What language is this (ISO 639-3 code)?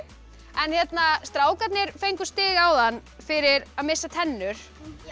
isl